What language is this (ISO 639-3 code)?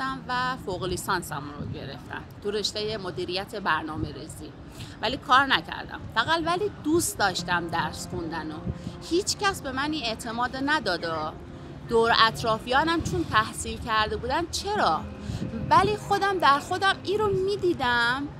fas